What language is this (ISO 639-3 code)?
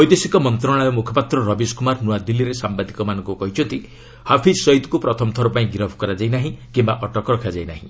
ori